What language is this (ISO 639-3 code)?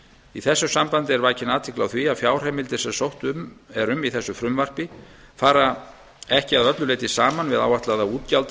isl